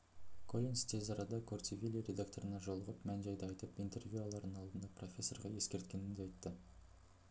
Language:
Kazakh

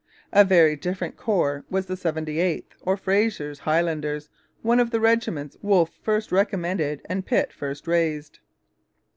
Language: English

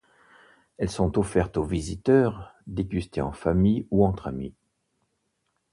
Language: French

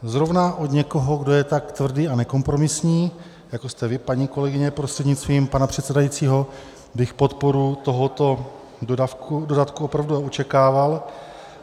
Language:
Czech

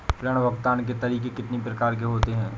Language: Hindi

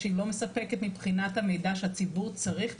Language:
Hebrew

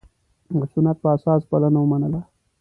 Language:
Pashto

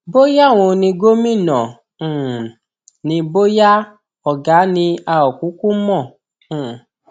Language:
Yoruba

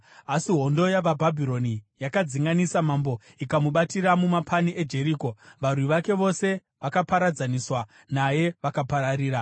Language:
Shona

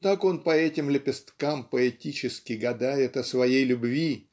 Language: Russian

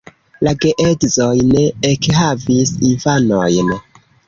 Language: Esperanto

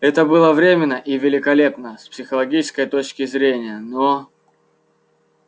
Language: Russian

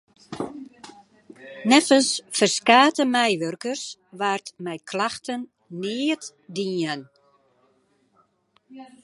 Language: Western Frisian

